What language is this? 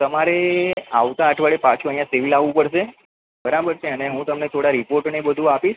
Gujarati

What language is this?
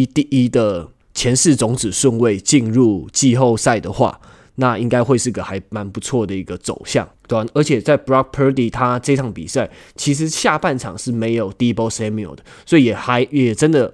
Chinese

